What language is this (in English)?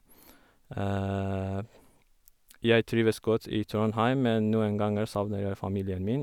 Norwegian